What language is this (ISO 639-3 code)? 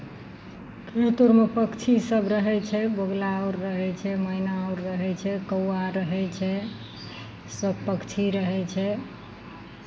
mai